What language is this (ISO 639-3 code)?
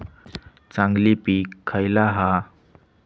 mar